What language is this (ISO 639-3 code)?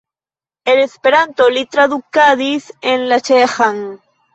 epo